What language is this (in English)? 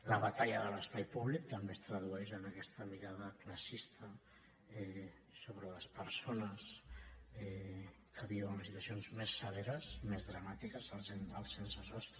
Catalan